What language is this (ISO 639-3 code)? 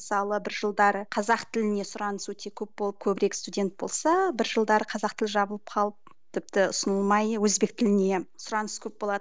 kaz